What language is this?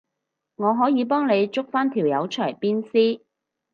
Cantonese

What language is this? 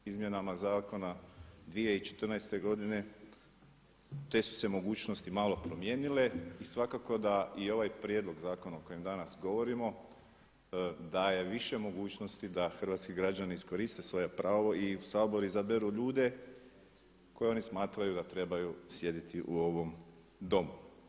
Croatian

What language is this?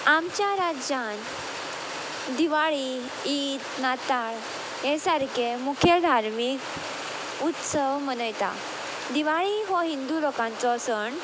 Konkani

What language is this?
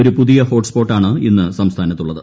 Malayalam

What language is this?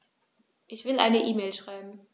German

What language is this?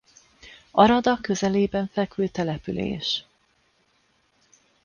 Hungarian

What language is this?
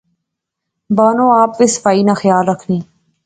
Pahari-Potwari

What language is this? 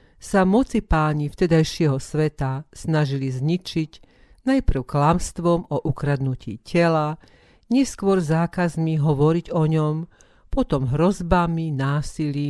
Slovak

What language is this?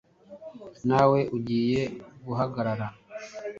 Kinyarwanda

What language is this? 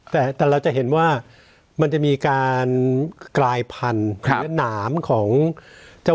Thai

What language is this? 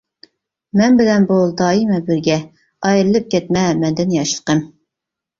Uyghur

